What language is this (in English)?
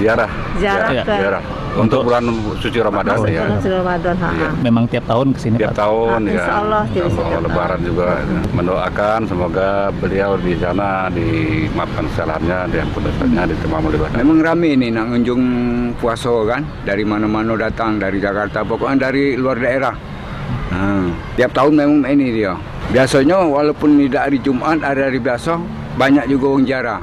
Indonesian